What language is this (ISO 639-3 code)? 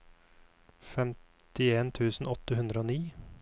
nor